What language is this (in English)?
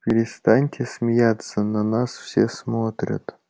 Russian